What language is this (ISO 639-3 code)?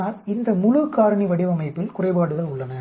tam